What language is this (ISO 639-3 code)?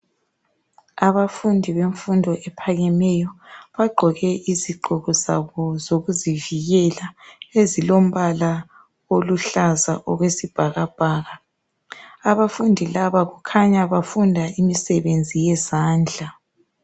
nde